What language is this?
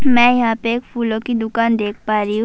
Urdu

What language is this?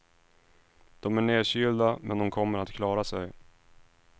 Swedish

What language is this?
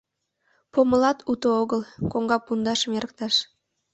Mari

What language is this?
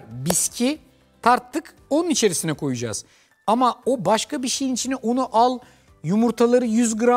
Turkish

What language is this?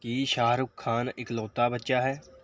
Punjabi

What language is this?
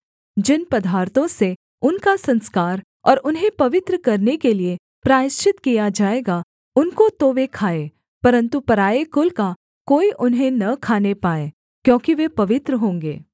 Hindi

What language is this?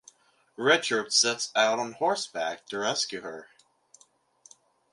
English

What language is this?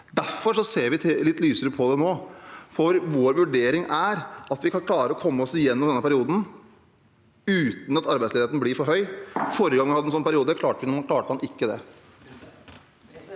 Norwegian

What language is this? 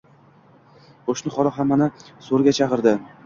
Uzbek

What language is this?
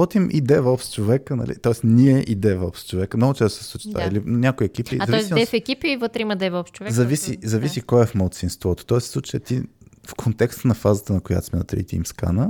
Bulgarian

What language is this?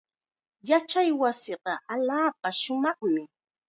Chiquián Ancash Quechua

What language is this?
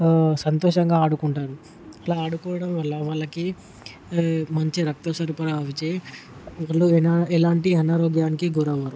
Telugu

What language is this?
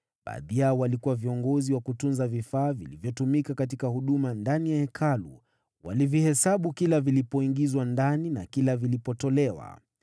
Swahili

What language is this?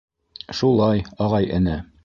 Bashkir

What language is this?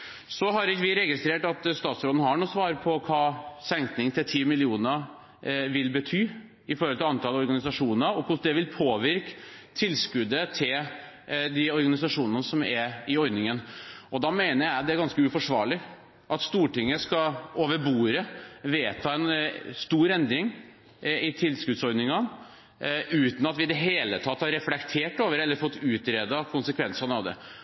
Norwegian Bokmål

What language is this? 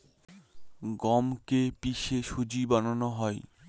Bangla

